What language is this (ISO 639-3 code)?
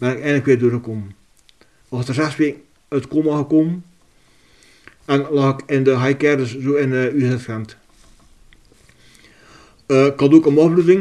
nld